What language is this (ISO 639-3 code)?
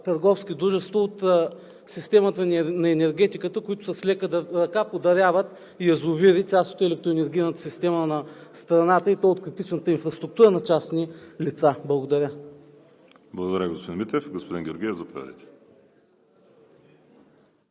bul